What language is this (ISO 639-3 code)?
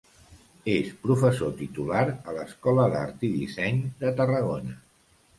cat